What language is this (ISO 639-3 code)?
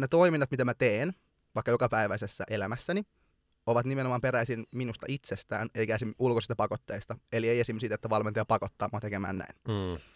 fin